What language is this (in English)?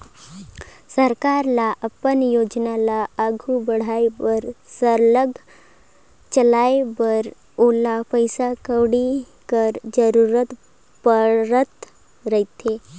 Chhattisgarhi